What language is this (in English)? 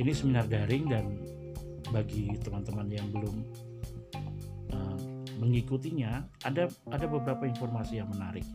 Indonesian